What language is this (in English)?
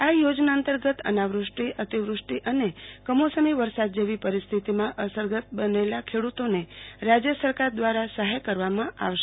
Gujarati